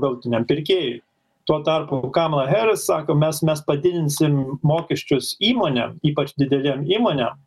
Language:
Lithuanian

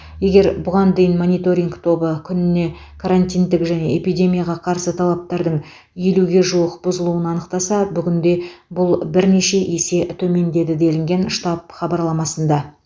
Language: Kazakh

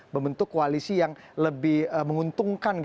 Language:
Indonesian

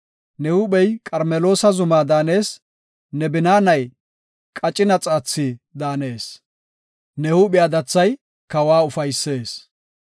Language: Gofa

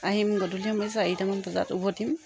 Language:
Assamese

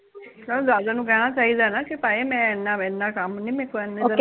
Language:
Punjabi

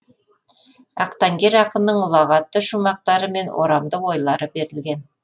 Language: Kazakh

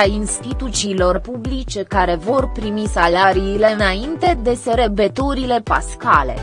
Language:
Romanian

